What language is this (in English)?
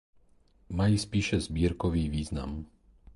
Czech